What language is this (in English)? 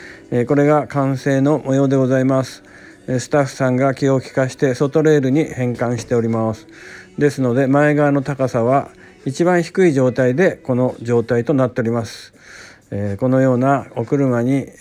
Japanese